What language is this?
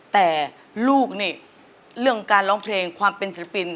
Thai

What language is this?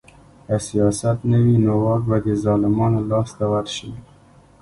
Pashto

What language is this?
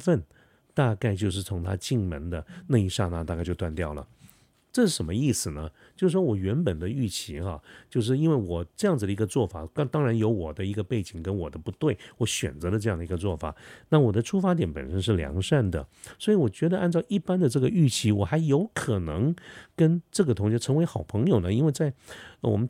Chinese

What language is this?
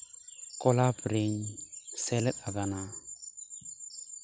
Santali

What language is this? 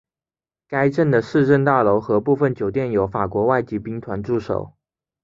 Chinese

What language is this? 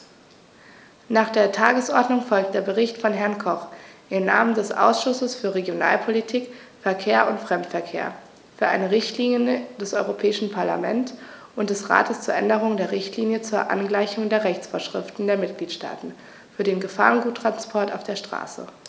German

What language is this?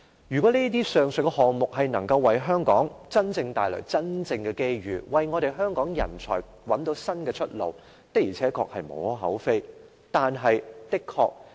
Cantonese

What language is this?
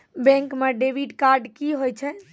Maithili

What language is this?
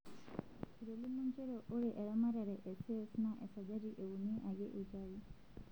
Masai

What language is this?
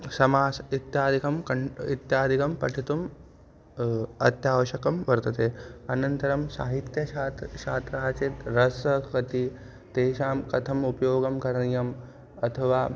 Sanskrit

